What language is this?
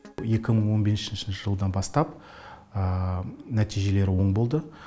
Kazakh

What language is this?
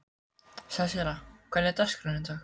Icelandic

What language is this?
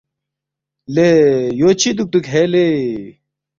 Balti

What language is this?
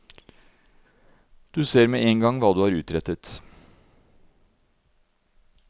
Norwegian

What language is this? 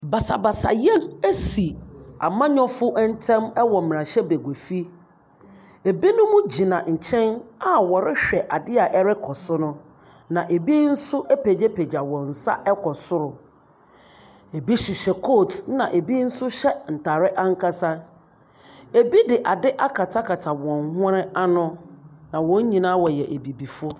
Akan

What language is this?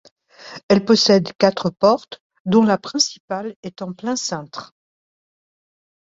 French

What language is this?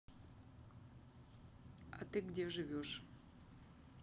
Russian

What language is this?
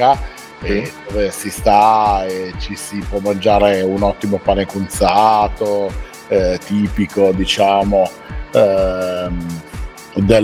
Italian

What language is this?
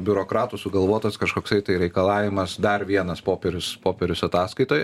Lithuanian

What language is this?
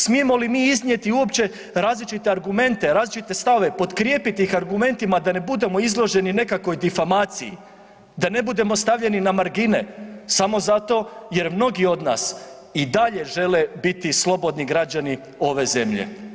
Croatian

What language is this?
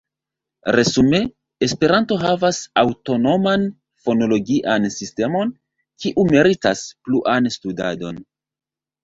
Esperanto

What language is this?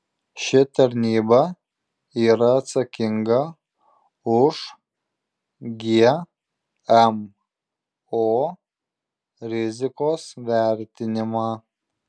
Lithuanian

